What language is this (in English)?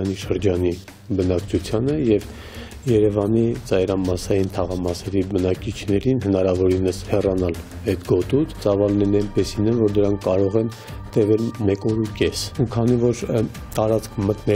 Turkish